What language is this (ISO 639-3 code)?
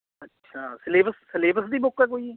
pan